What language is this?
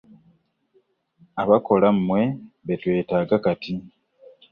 Ganda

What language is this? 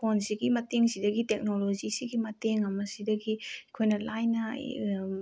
Manipuri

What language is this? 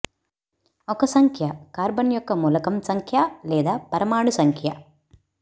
Telugu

